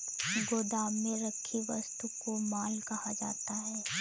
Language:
Hindi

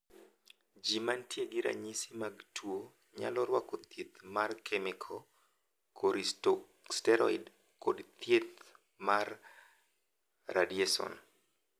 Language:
Luo (Kenya and Tanzania)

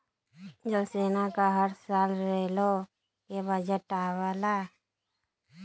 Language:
Bhojpuri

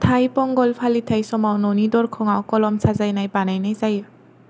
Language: Bodo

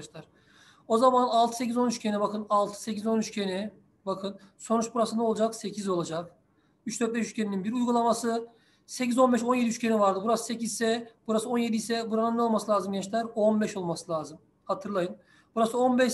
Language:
Turkish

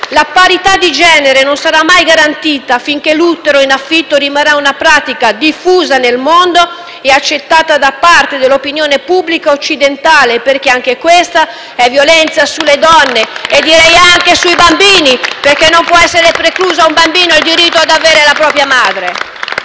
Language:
Italian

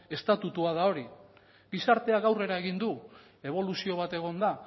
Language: Basque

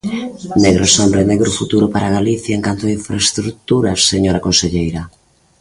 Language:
Galician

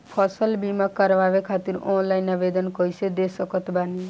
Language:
Bhojpuri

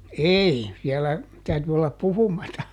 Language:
Finnish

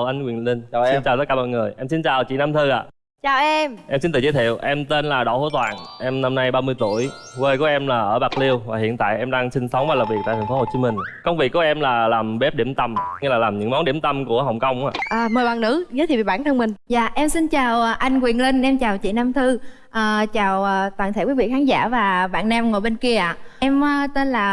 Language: Vietnamese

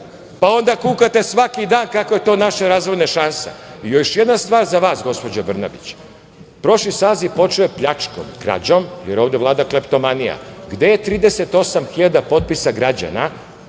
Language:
Serbian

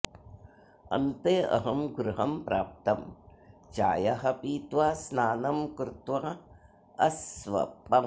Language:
Sanskrit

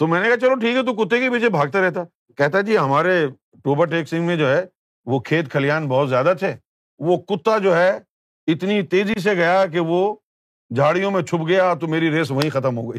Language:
Urdu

